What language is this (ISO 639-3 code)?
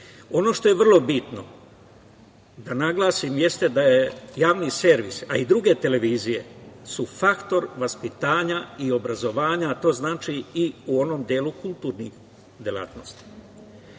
srp